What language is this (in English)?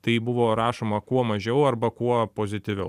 Lithuanian